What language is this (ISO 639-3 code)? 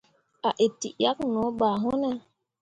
mua